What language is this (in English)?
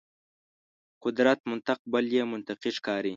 Pashto